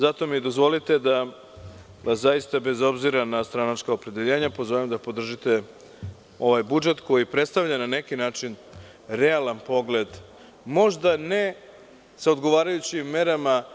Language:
Serbian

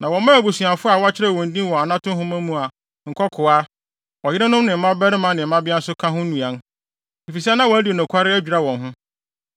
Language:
Akan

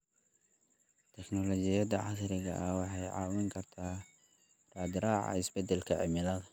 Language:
Somali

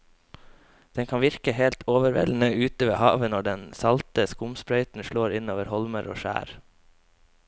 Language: Norwegian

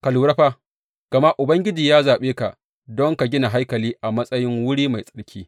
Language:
Hausa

